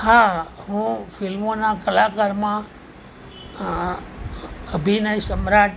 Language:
Gujarati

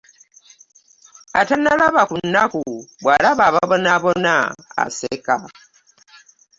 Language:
Ganda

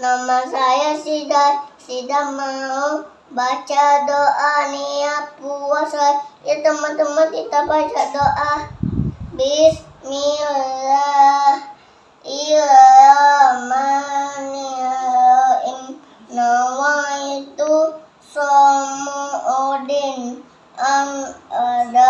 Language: Indonesian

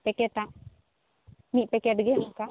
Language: Santali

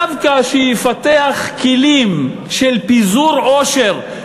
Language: Hebrew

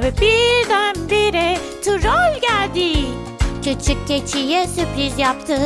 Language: Turkish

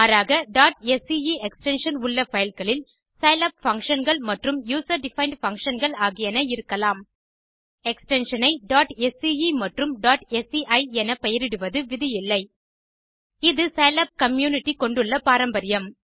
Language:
Tamil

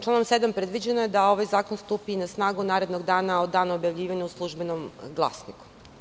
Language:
Serbian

